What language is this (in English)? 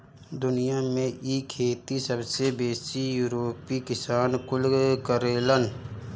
Bhojpuri